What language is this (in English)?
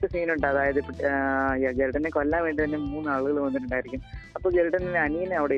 Malayalam